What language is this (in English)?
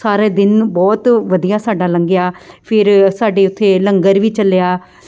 Punjabi